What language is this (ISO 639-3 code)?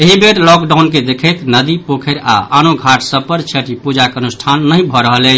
mai